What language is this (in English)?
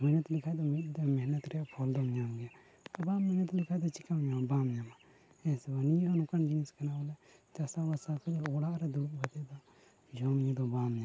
Santali